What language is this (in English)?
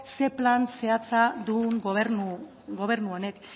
Basque